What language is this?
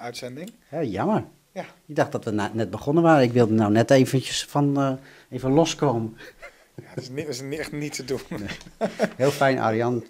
Dutch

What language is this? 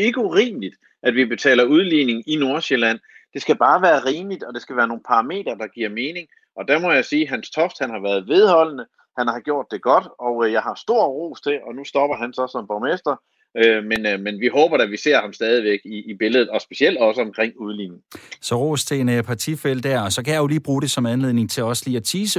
Danish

